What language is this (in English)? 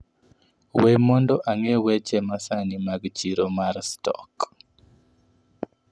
Luo (Kenya and Tanzania)